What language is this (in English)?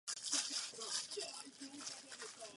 Czech